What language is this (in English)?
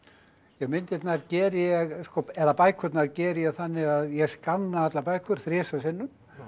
Icelandic